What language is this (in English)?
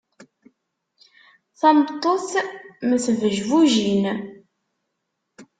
Kabyle